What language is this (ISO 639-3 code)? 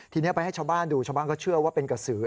tha